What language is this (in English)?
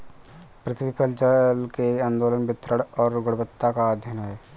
Hindi